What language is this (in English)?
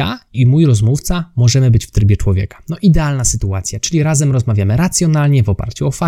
Polish